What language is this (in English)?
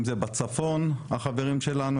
Hebrew